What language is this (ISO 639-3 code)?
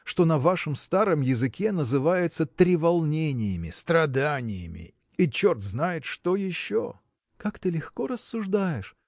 rus